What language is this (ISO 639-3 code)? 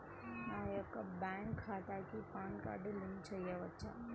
tel